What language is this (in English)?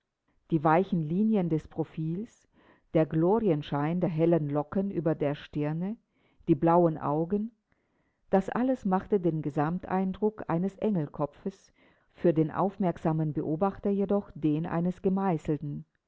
German